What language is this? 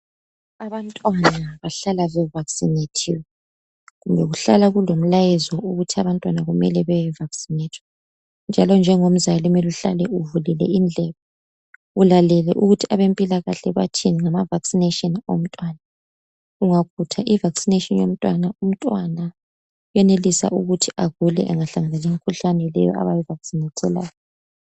North Ndebele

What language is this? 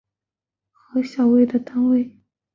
Chinese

